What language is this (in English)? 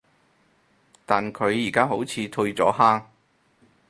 Cantonese